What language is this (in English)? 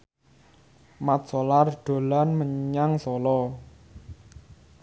Javanese